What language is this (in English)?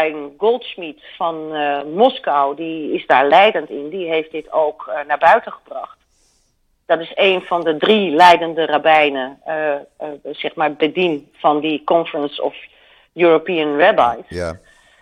Dutch